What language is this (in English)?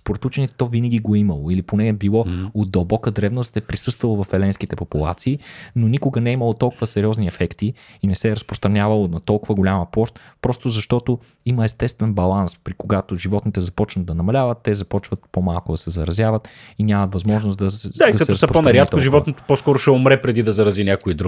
Bulgarian